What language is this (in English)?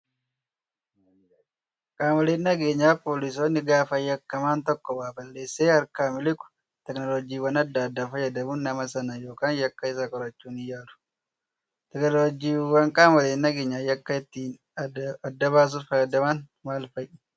Oromo